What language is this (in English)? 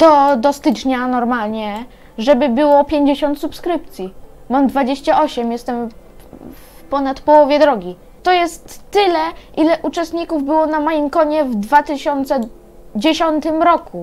Polish